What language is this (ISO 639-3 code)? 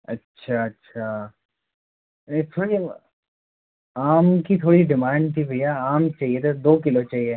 hin